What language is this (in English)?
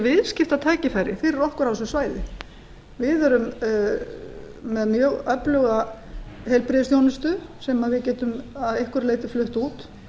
Icelandic